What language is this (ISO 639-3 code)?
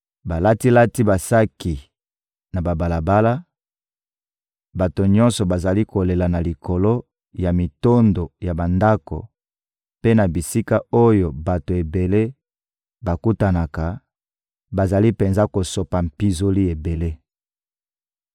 lin